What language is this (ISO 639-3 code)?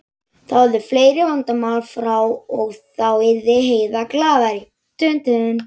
isl